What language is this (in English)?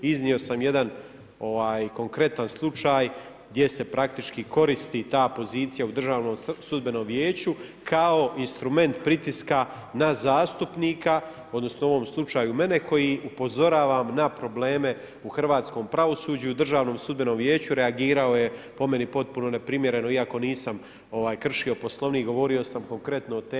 Croatian